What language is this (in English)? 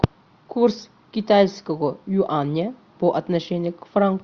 Russian